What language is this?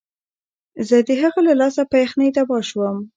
Pashto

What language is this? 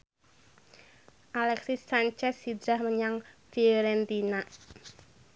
Javanese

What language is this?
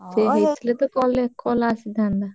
Odia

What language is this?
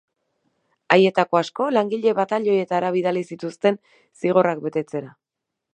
Basque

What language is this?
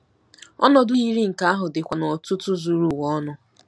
Igbo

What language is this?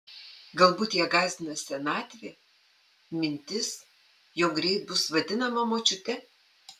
Lithuanian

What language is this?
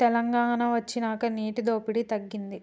Telugu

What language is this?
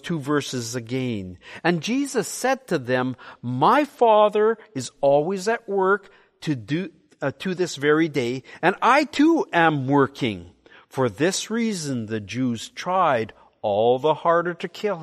English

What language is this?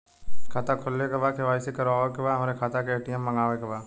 Bhojpuri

